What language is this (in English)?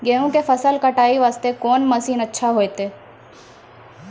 Maithili